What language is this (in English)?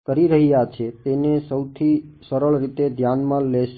Gujarati